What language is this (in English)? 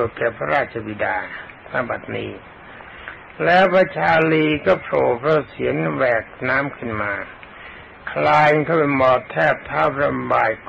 Thai